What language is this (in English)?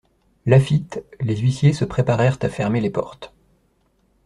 French